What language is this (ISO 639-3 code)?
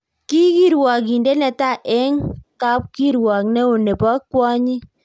kln